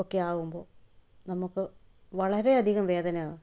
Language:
Malayalam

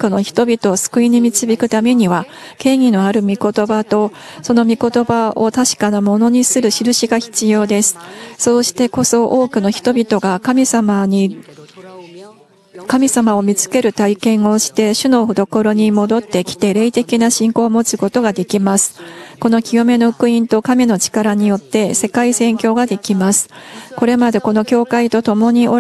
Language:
Japanese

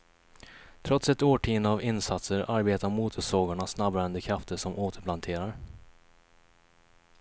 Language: Swedish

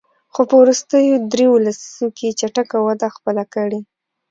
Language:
Pashto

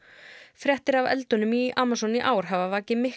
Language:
Icelandic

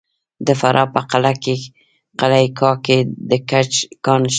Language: Pashto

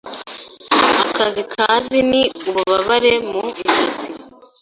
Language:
Kinyarwanda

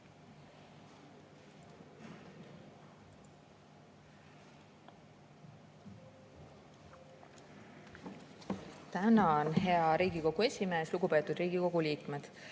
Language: Estonian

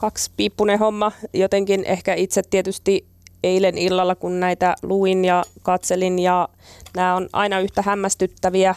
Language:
Finnish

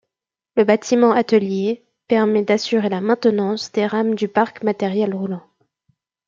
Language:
French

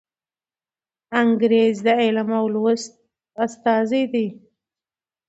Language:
Pashto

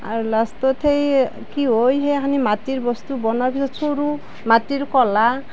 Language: Assamese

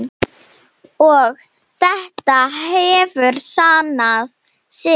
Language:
Icelandic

